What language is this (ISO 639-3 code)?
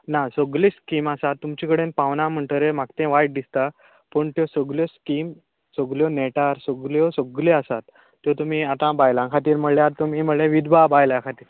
kok